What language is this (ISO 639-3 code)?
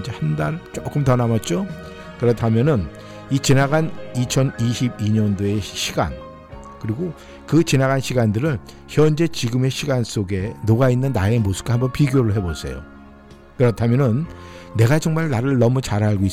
kor